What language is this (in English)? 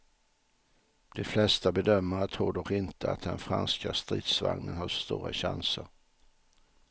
Swedish